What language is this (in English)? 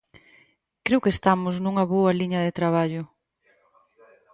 Galician